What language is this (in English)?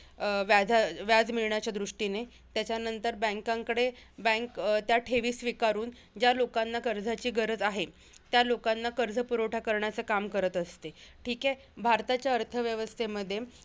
Marathi